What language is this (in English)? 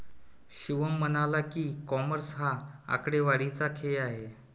Marathi